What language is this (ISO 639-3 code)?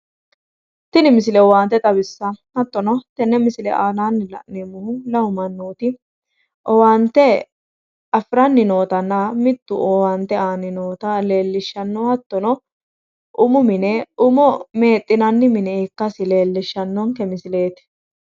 sid